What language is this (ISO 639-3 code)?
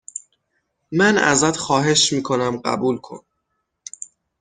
fas